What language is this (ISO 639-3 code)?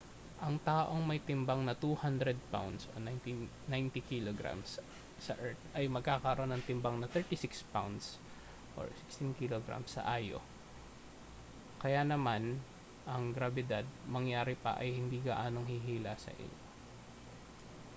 fil